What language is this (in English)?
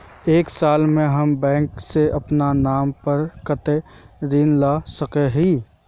Magahi